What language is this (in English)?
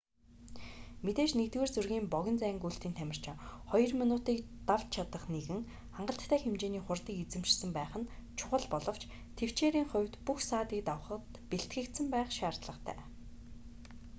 Mongolian